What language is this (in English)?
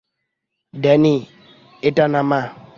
Bangla